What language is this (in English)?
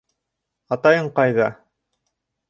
Bashkir